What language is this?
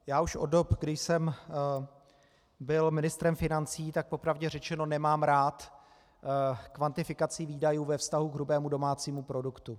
Czech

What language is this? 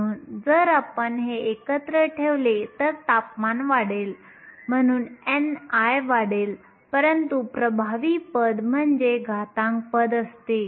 Marathi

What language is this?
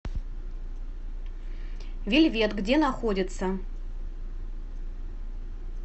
Russian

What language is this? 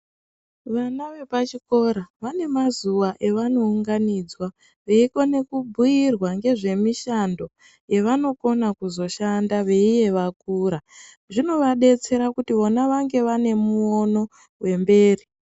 Ndau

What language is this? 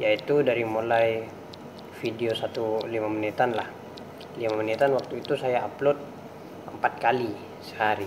Indonesian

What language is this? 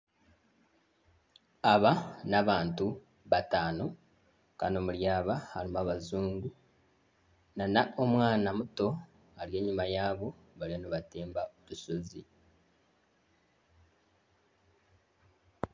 Nyankole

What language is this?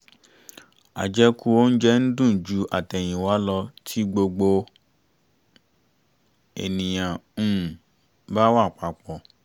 Yoruba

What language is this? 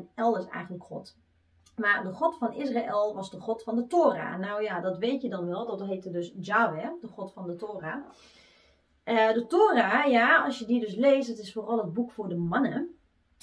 Dutch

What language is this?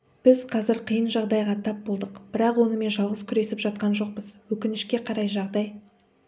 Kazakh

